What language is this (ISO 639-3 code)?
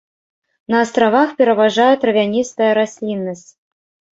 bel